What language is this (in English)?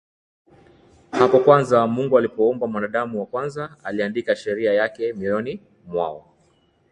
Swahili